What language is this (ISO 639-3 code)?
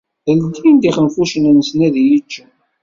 kab